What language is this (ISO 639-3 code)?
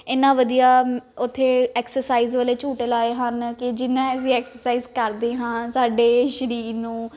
pan